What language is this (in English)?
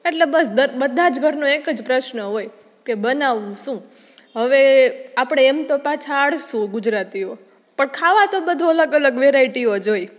Gujarati